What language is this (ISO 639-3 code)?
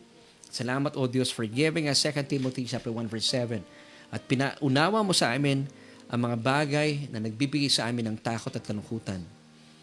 fil